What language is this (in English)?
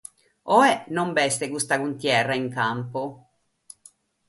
Sardinian